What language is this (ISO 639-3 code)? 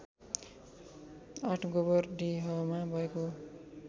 nep